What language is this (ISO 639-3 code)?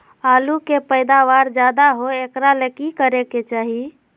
mag